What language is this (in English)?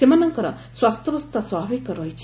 Odia